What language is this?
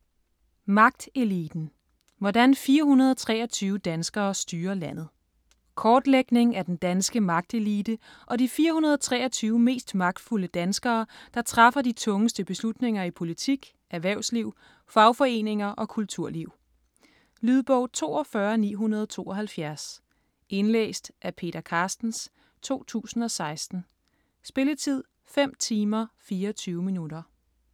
Danish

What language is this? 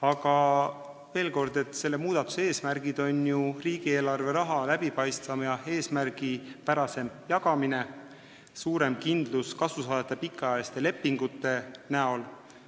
Estonian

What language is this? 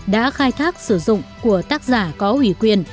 Vietnamese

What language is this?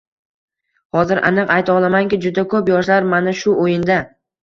Uzbek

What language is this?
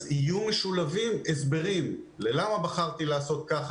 Hebrew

